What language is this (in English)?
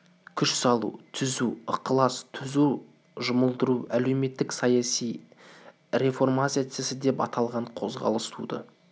Kazakh